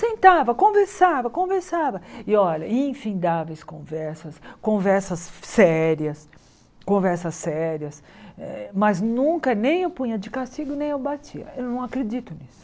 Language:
Portuguese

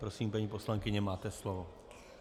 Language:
Czech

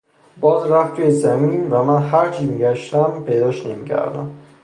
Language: Persian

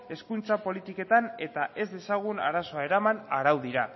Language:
Basque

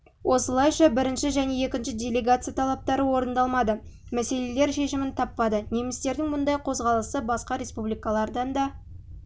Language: Kazakh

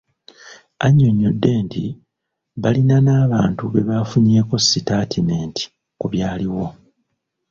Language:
Ganda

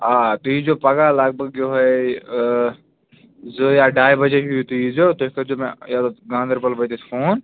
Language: Kashmiri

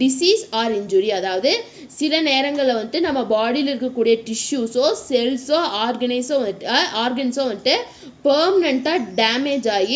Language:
Hindi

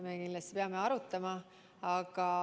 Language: Estonian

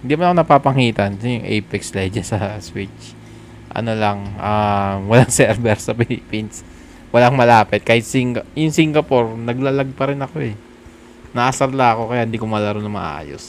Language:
Filipino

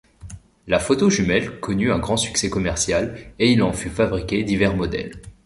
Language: French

